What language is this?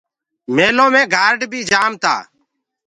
Gurgula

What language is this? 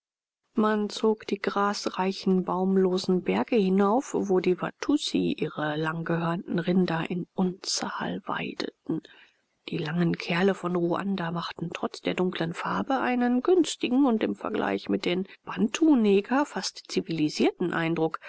German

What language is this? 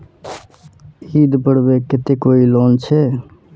Magahi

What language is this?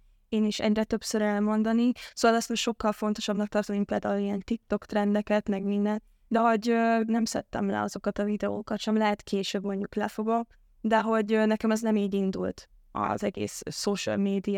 Hungarian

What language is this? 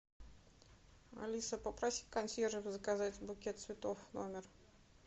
Russian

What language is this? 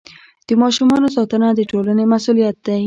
Pashto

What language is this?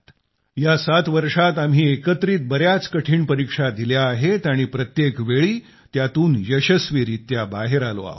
Marathi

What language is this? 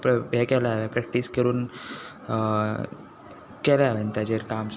Konkani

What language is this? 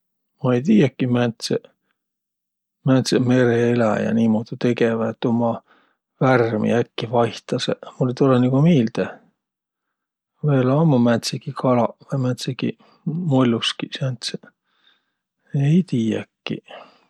Võro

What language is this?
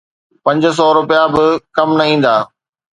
Sindhi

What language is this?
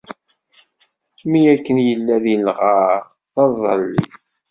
Kabyle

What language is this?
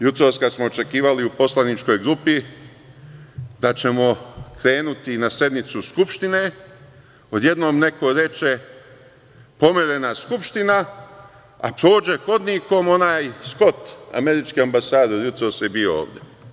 Serbian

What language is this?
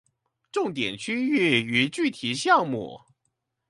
Chinese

